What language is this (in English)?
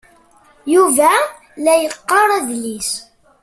Kabyle